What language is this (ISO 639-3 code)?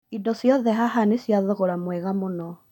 kik